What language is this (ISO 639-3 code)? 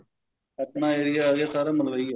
pan